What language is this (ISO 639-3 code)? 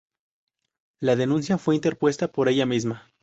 spa